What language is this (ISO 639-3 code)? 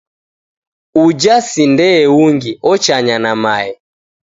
dav